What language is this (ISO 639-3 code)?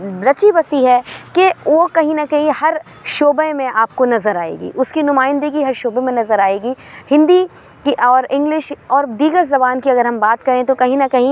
urd